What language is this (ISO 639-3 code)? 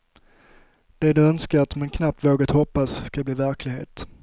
swe